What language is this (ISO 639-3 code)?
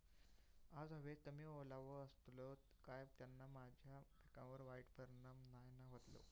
mar